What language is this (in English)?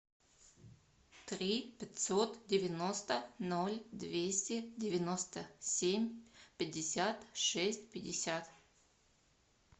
Russian